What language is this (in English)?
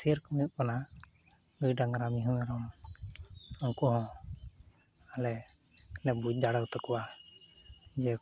Santali